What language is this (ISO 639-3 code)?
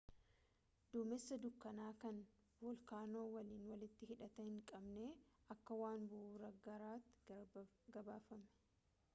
orm